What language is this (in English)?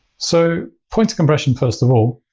English